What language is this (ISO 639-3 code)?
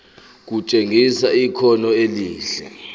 zul